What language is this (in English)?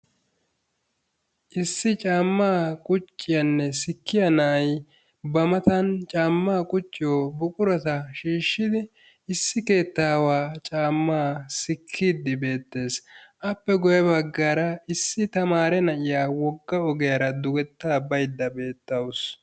Wolaytta